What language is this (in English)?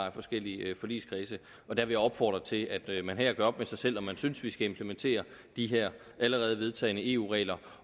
Danish